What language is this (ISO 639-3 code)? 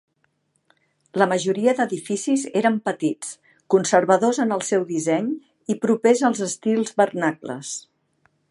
cat